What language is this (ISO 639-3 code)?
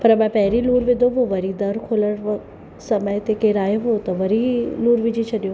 snd